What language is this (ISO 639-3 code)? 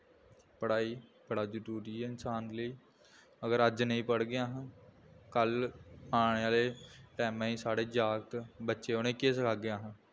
doi